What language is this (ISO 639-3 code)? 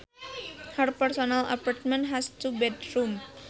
sun